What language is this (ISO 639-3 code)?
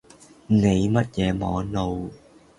yue